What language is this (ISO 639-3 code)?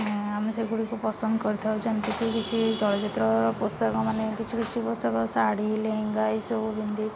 ori